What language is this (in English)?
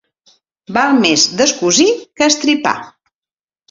Catalan